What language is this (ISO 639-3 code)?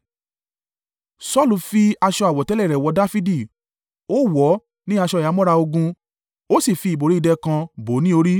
yor